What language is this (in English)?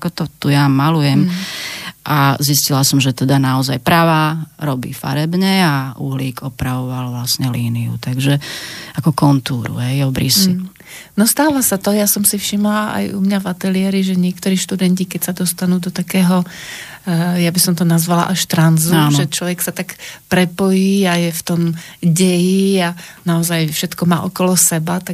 Slovak